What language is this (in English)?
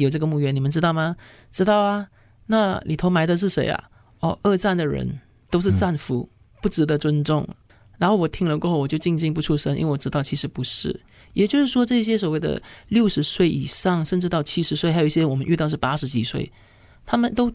Chinese